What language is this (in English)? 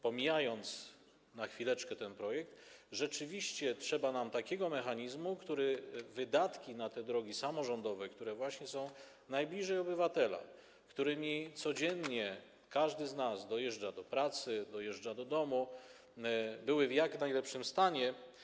Polish